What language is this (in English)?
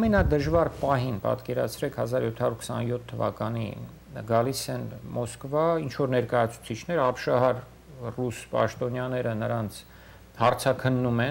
Romanian